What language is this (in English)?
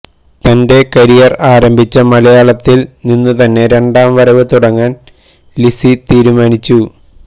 Malayalam